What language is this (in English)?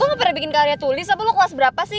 Indonesian